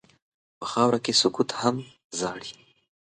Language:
Pashto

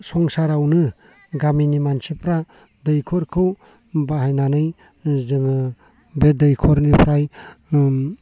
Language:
Bodo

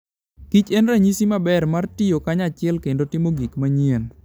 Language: Luo (Kenya and Tanzania)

